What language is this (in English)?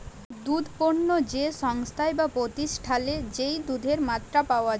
Bangla